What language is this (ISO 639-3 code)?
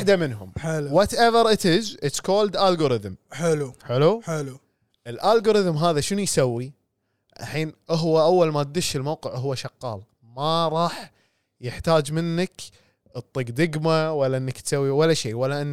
ara